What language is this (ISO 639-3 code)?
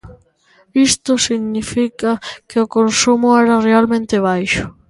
glg